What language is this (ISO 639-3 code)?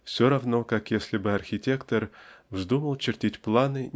rus